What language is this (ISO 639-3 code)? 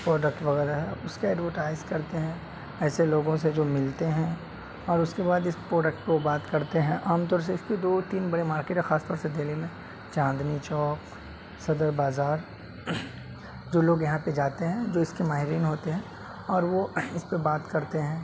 urd